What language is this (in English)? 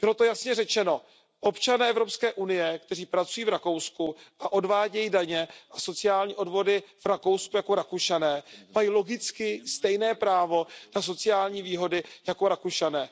Czech